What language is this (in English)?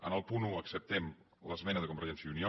Catalan